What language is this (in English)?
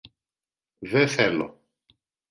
Greek